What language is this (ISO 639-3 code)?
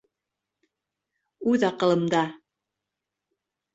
bak